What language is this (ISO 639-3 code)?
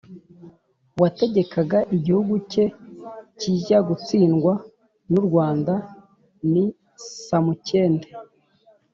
kin